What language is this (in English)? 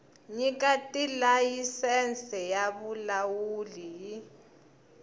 Tsonga